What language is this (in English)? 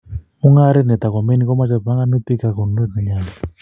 Kalenjin